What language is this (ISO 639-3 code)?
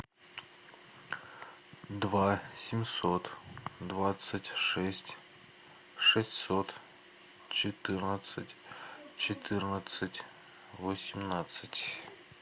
rus